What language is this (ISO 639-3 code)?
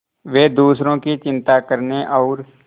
hin